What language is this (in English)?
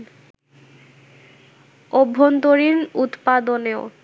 Bangla